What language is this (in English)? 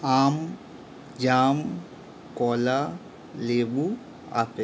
Bangla